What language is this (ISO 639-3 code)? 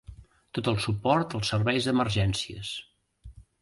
cat